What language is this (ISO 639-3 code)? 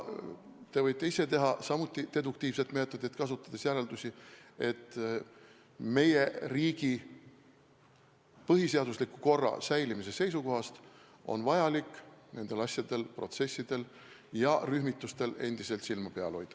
est